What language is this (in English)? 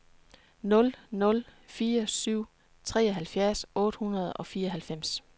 Danish